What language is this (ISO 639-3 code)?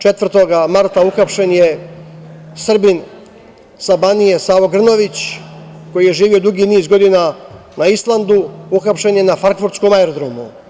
srp